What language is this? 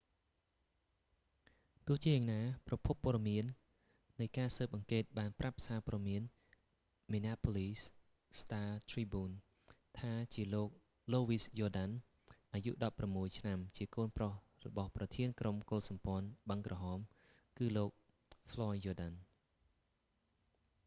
Khmer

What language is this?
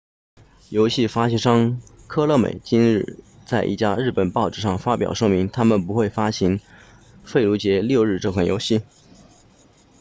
Chinese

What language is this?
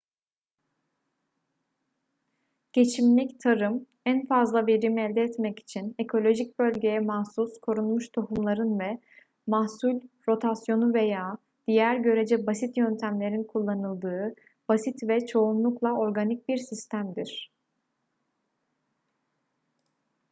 Turkish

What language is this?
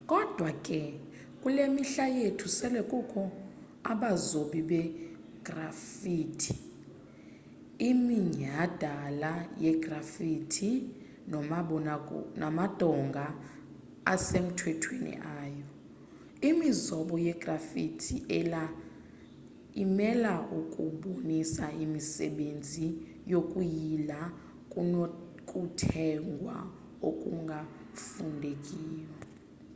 Xhosa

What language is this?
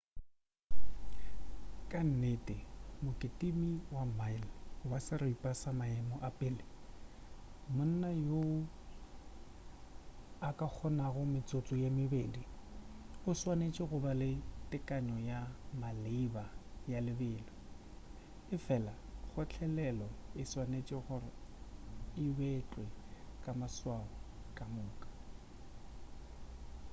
Northern Sotho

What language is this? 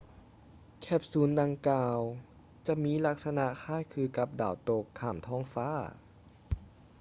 Lao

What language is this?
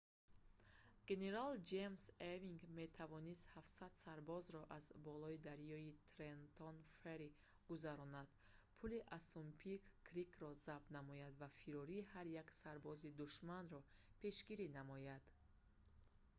Tajik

